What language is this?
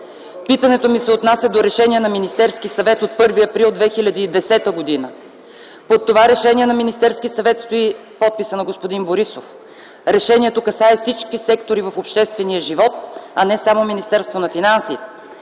Bulgarian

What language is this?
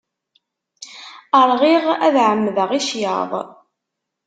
Kabyle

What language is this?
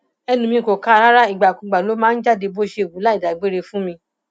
Yoruba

